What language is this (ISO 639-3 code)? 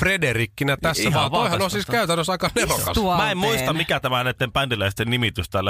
fin